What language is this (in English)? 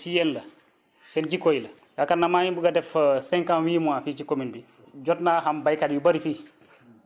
Wolof